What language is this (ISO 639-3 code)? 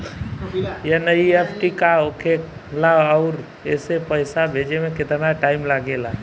bho